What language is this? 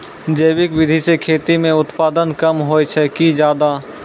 Maithili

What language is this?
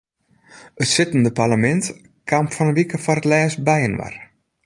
Western Frisian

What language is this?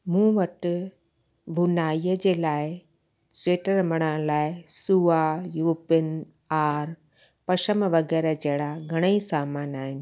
Sindhi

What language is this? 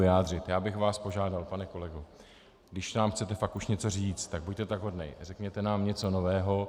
Czech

